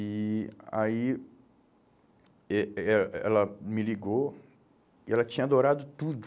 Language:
Portuguese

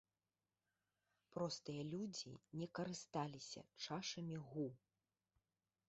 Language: Belarusian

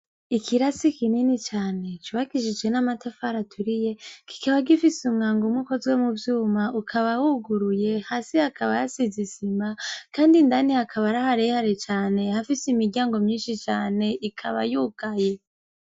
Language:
Rundi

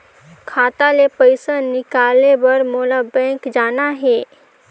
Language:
Chhattisgarhi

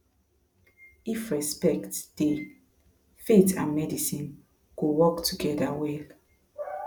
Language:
Nigerian Pidgin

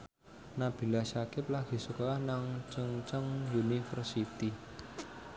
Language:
Javanese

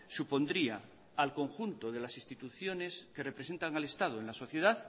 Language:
Spanish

